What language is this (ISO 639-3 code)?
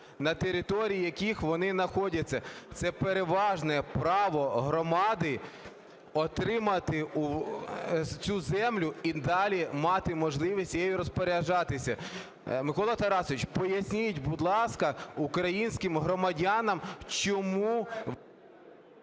ukr